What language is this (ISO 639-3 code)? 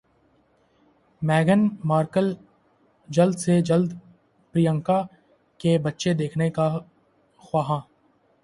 urd